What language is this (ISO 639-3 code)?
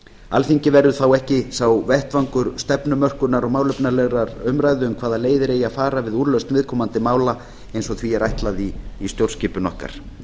isl